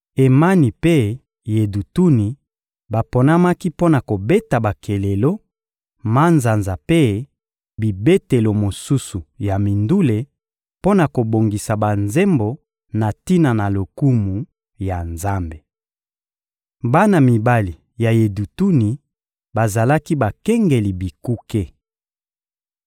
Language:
Lingala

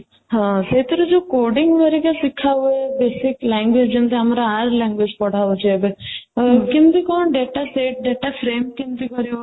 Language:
Odia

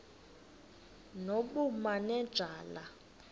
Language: Xhosa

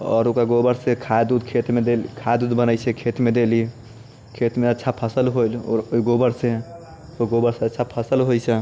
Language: Maithili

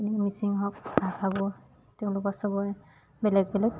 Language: Assamese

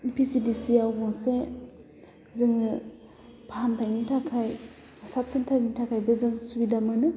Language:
Bodo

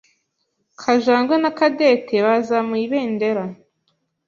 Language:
Kinyarwanda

